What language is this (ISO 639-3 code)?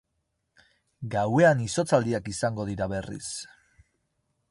eus